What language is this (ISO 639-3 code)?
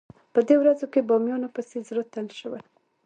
pus